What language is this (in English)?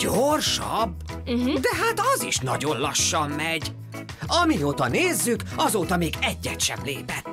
Hungarian